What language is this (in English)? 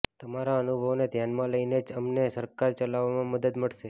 Gujarati